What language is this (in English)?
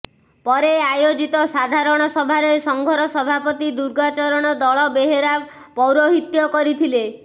Odia